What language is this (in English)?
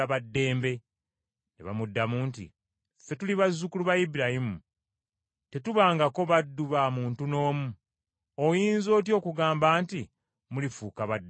Ganda